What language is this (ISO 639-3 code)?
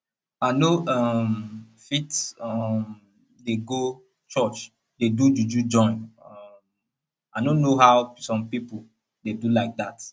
pcm